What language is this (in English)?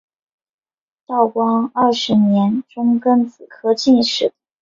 Chinese